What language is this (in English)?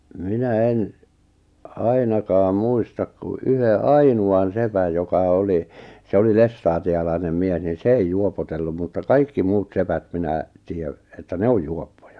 Finnish